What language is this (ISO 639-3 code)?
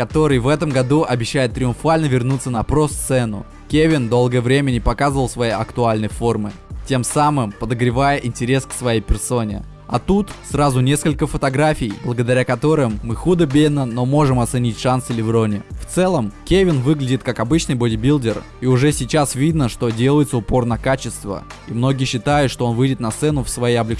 rus